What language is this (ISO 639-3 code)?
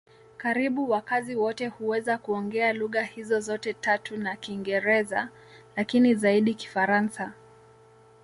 swa